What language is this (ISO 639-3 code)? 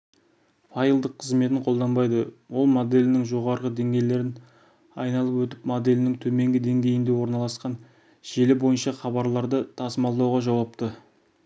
kaz